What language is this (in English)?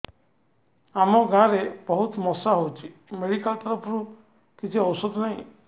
Odia